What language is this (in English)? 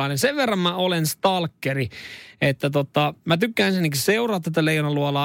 Finnish